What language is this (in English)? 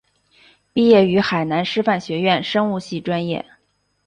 Chinese